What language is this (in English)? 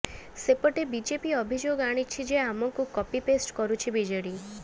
Odia